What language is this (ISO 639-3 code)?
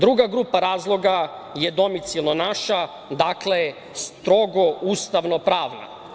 srp